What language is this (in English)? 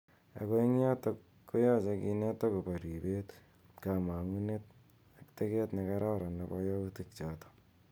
Kalenjin